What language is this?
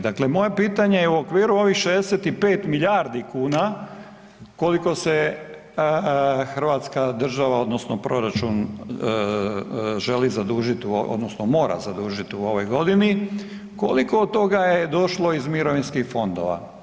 Croatian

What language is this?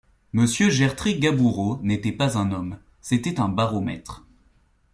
French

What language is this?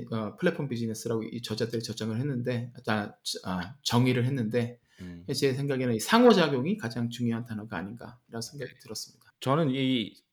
Korean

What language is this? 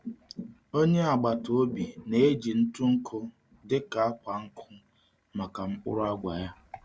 Igbo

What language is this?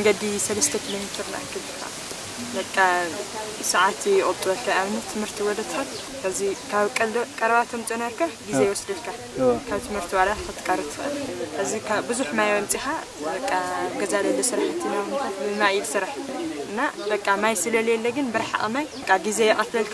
Arabic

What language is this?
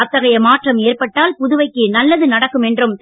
Tamil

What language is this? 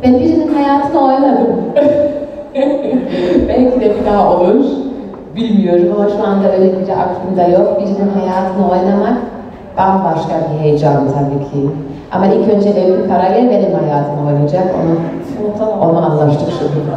Turkish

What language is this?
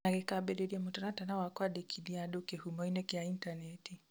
Kikuyu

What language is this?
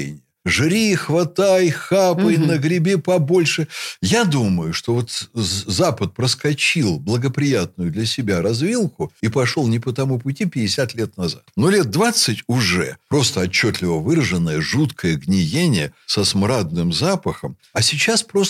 Russian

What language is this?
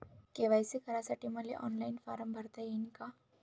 Marathi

